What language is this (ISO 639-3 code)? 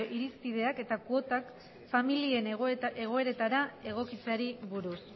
eus